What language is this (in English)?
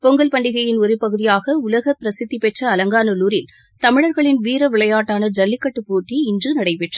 Tamil